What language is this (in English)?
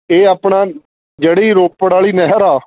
Punjabi